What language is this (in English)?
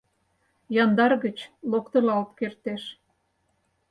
Mari